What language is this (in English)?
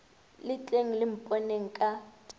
Northern Sotho